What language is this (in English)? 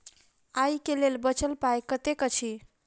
Maithili